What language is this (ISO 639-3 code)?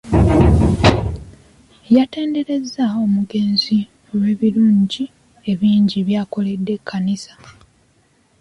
lug